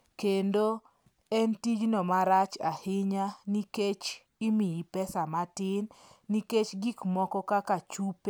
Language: Luo (Kenya and Tanzania)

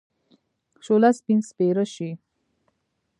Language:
Pashto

